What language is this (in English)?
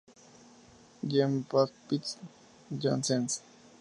Spanish